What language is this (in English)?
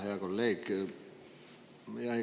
Estonian